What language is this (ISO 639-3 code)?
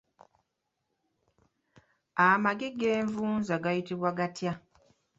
lug